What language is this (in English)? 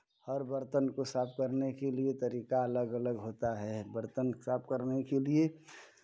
Hindi